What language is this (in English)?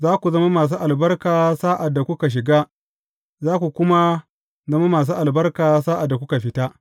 Hausa